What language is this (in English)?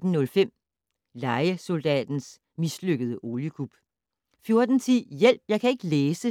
Danish